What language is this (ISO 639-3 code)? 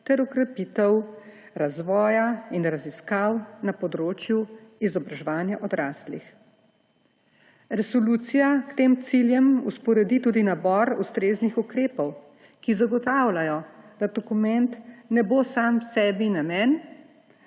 slv